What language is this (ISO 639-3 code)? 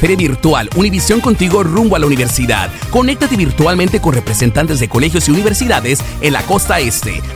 spa